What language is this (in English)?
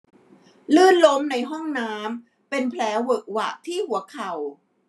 Thai